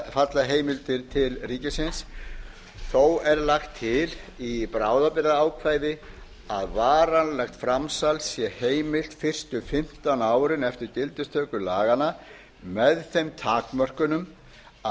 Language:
Icelandic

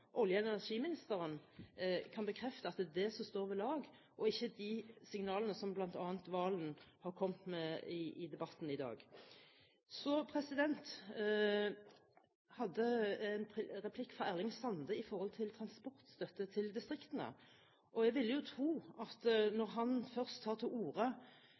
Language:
Norwegian Bokmål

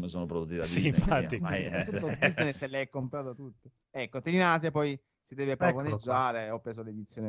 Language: Italian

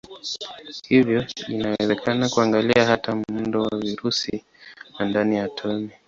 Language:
Swahili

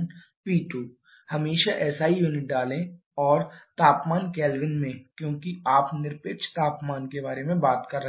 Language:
Hindi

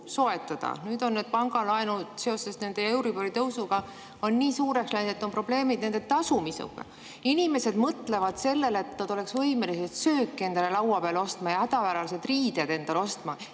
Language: Estonian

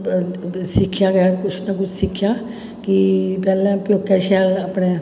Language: Dogri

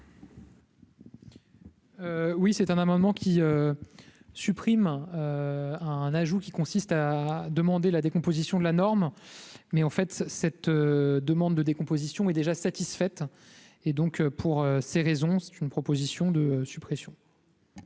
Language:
French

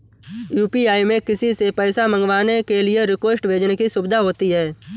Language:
Hindi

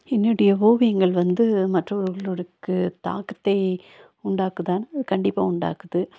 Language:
Tamil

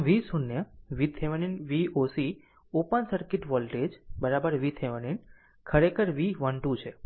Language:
Gujarati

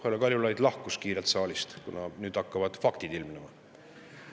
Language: Estonian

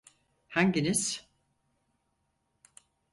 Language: Turkish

